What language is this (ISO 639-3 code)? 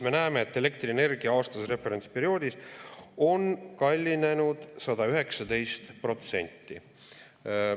est